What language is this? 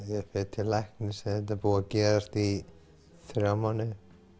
Icelandic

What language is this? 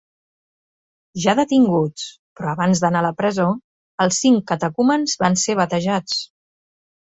Catalan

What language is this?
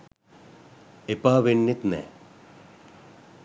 Sinhala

